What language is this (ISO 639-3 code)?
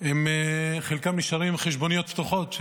heb